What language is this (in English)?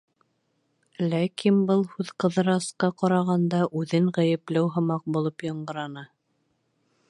Bashkir